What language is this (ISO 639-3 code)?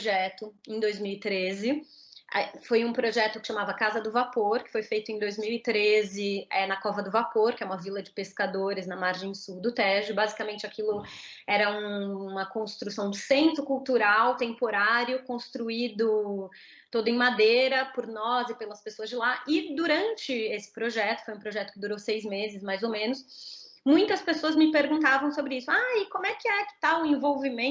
por